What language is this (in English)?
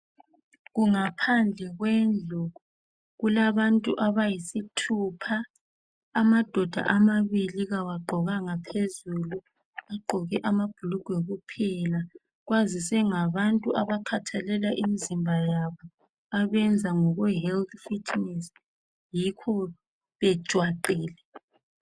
North Ndebele